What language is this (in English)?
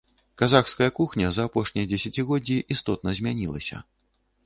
Belarusian